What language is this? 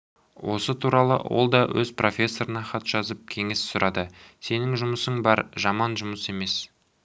Kazakh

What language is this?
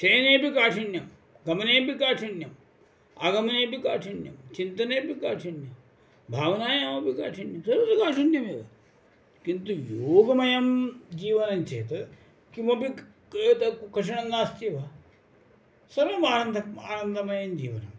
Sanskrit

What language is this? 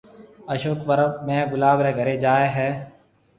Marwari (Pakistan)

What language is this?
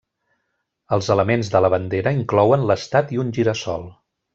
Catalan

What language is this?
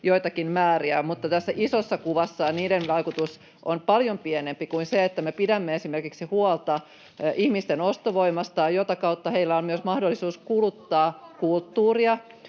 Finnish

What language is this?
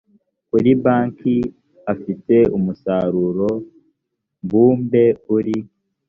Kinyarwanda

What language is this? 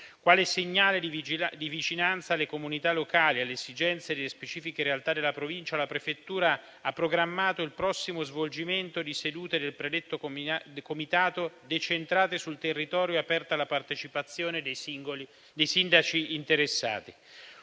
Italian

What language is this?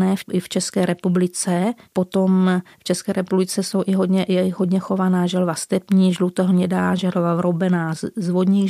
Czech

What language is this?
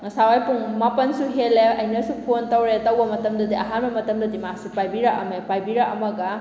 Manipuri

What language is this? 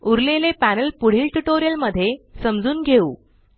Marathi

